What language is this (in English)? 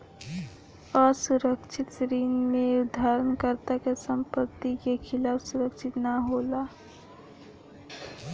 Bhojpuri